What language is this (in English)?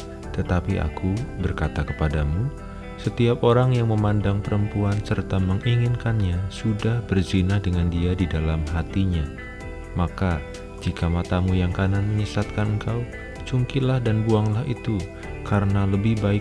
Indonesian